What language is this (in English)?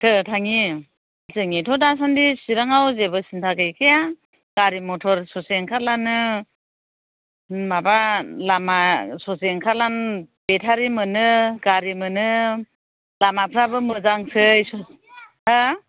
Bodo